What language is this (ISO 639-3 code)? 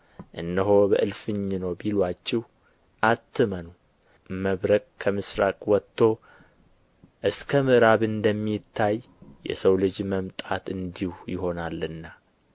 amh